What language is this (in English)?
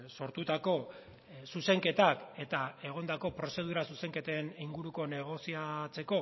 Basque